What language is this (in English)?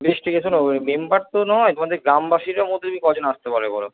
Bangla